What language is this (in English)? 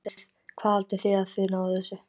Icelandic